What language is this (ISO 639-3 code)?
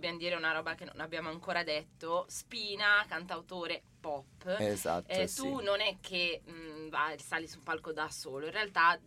ita